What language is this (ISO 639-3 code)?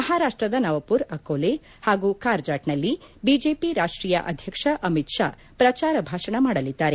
kan